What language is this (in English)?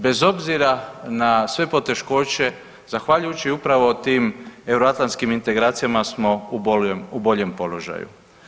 Croatian